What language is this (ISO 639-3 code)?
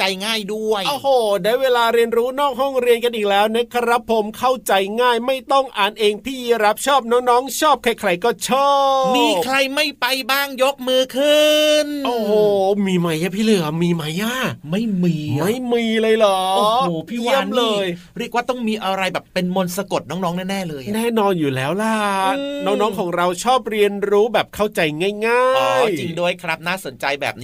tha